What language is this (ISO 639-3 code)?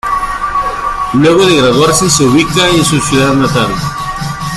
spa